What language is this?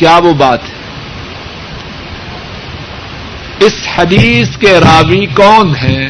Urdu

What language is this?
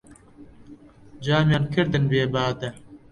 Central Kurdish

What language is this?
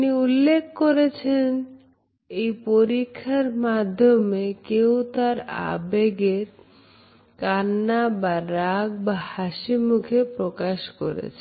Bangla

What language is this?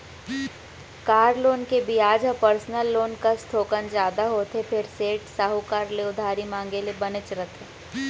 Chhattisgarhi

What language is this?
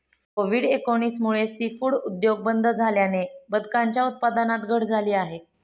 Marathi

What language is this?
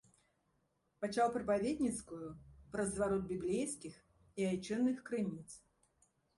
Belarusian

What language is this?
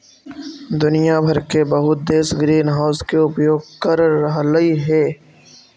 Magahi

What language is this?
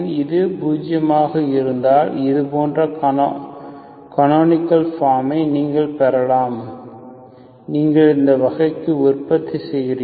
Tamil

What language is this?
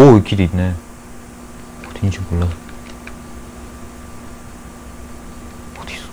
Korean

